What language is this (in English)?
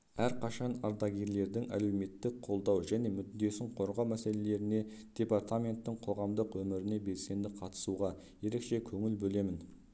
Kazakh